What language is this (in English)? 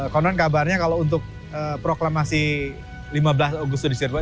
Indonesian